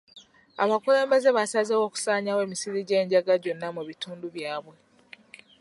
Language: Ganda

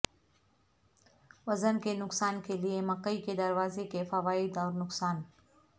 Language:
Urdu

